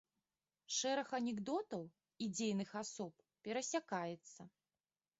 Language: Belarusian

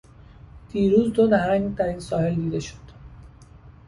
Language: Persian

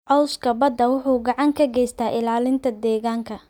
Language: Somali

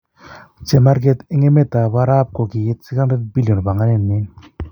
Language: Kalenjin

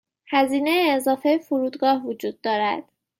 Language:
Persian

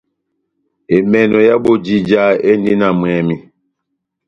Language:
Batanga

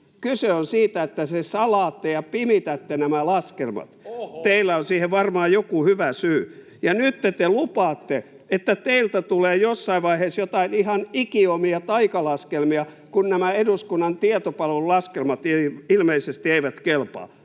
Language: Finnish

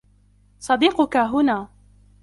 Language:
Arabic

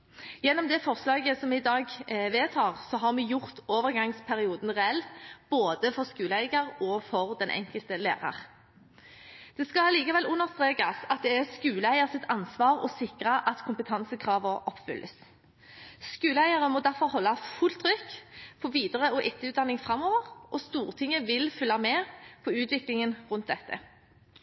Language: Norwegian Bokmål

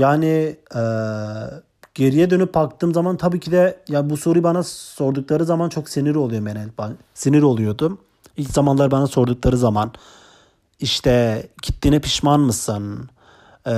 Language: Turkish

